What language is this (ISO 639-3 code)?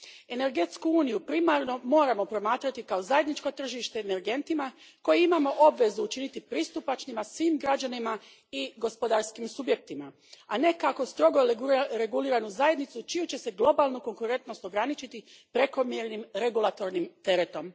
hrv